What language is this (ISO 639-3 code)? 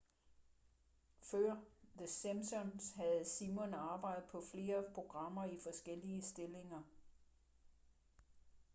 dan